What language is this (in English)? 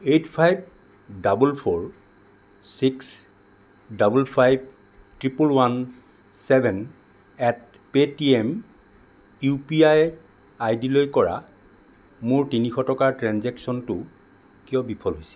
Assamese